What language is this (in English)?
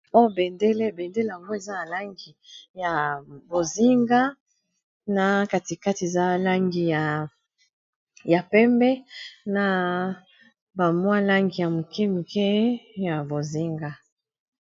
Lingala